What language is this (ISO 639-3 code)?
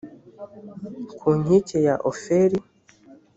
kin